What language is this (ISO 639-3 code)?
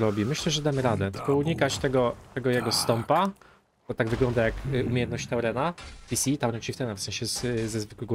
pol